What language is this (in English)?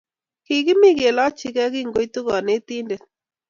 Kalenjin